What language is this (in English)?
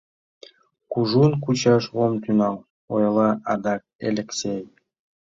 Mari